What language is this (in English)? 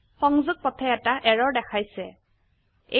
Assamese